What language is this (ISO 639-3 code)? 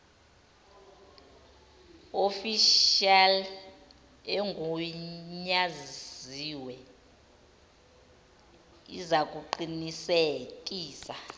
zul